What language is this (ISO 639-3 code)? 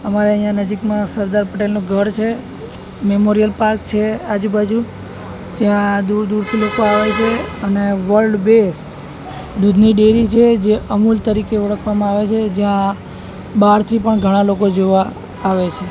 guj